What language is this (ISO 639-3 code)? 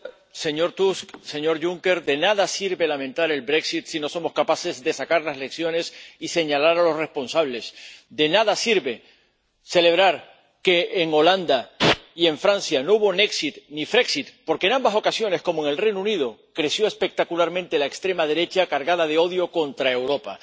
spa